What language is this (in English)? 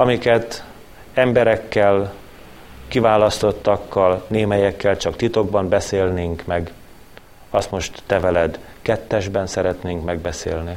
Hungarian